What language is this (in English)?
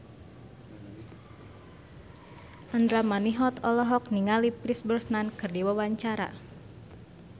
Sundanese